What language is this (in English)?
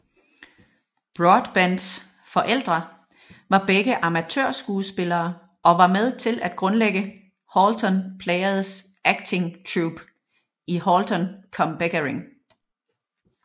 Danish